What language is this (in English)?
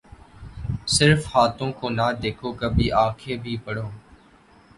Urdu